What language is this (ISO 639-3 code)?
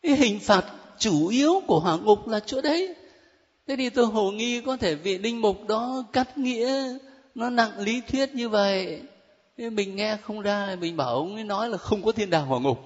vie